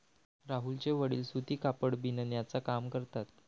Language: Marathi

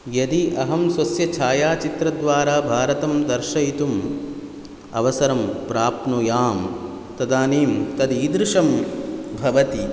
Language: Sanskrit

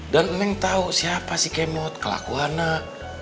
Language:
Indonesian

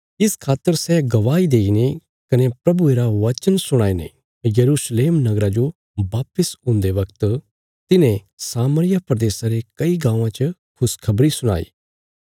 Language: Bilaspuri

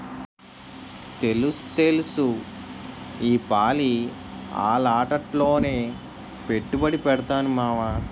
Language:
Telugu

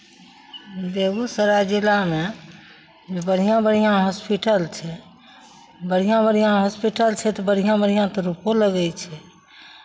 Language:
Maithili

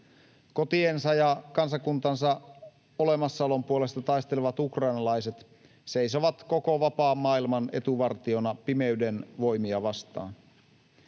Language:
Finnish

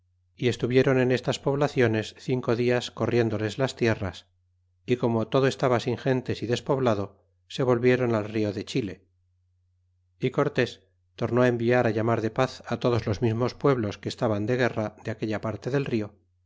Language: Spanish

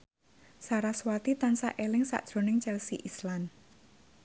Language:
Javanese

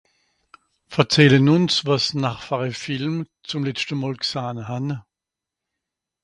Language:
Swiss German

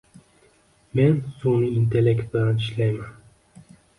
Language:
Uzbek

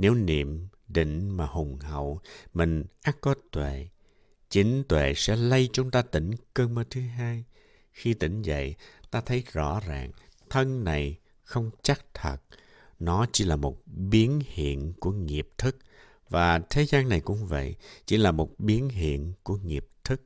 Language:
Vietnamese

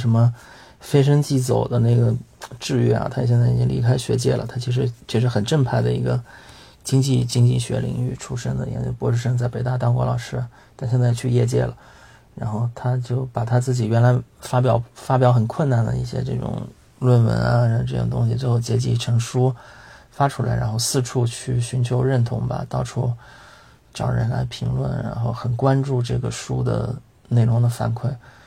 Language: Chinese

